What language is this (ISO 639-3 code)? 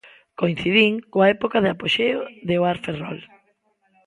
glg